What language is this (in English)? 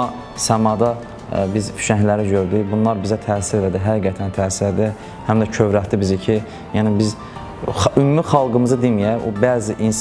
Turkish